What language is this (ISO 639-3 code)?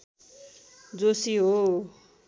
nep